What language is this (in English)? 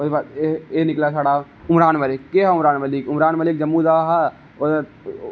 Dogri